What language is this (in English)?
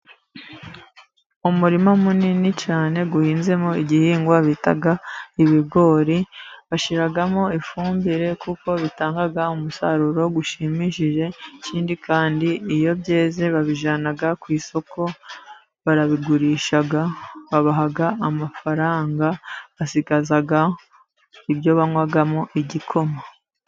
Kinyarwanda